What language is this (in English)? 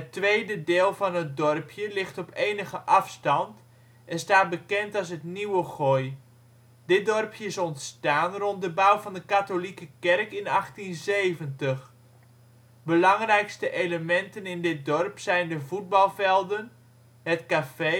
Dutch